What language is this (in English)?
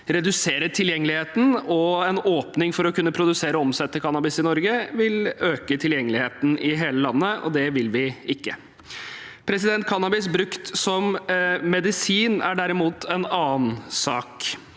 Norwegian